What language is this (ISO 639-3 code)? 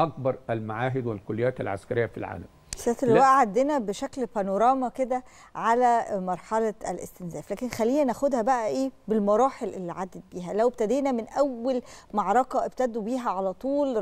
ara